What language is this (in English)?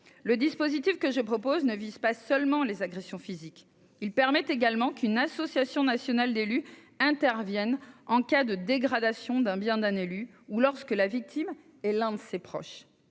French